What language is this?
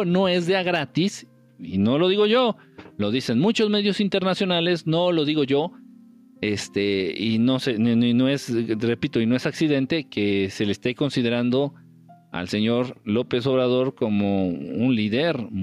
Spanish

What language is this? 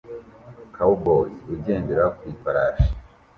Kinyarwanda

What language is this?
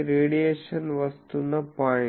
Telugu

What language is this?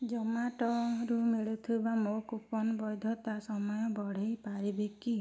Odia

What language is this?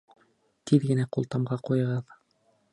Bashkir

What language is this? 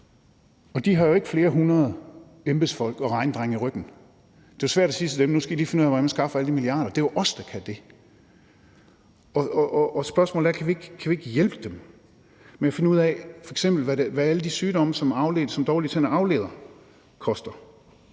Danish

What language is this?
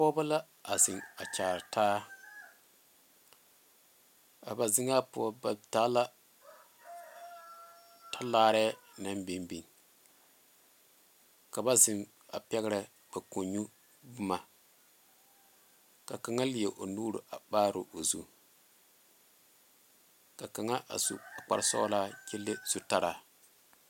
Southern Dagaare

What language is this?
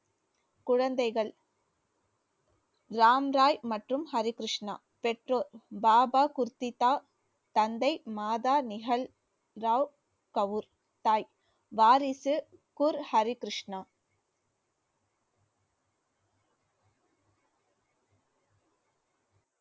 Tamil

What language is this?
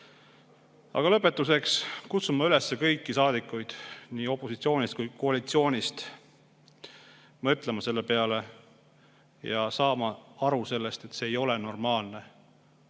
Estonian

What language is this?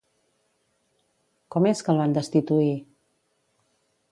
Catalan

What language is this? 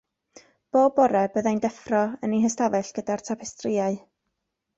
Welsh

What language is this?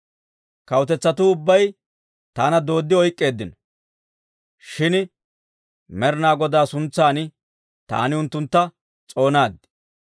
Dawro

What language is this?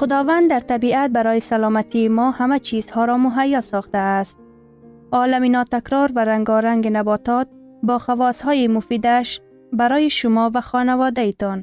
Persian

